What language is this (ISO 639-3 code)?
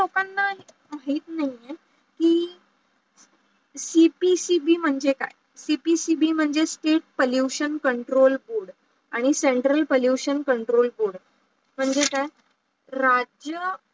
mar